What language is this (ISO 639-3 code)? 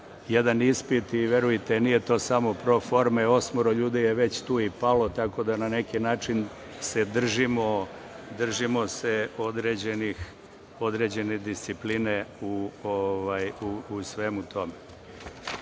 srp